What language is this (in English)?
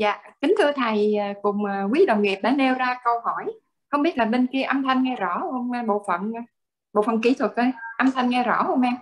Vietnamese